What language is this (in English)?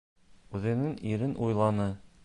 Bashkir